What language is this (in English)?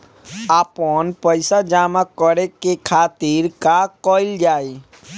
Bhojpuri